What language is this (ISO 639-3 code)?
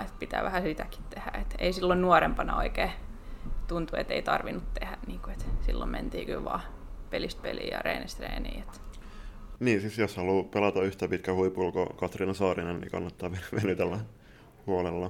fin